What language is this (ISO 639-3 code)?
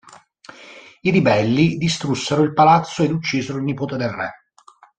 ita